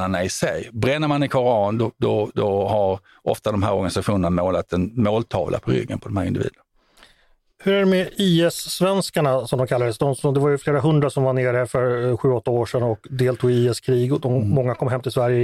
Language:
Swedish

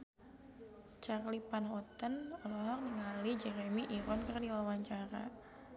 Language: Sundanese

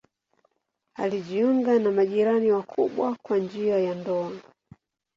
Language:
Swahili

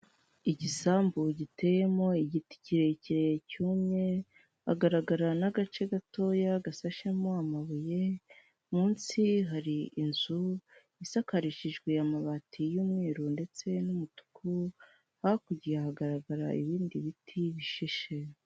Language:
Kinyarwanda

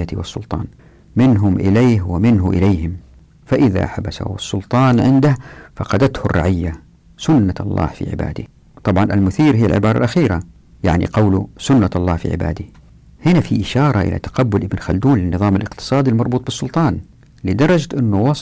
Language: Arabic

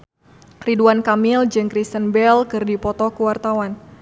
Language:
Sundanese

